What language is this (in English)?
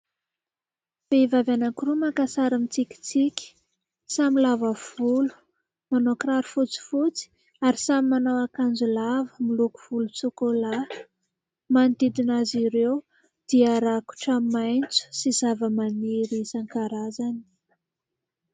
Malagasy